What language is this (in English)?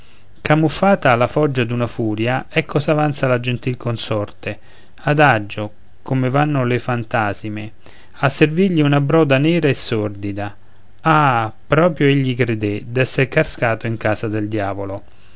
Italian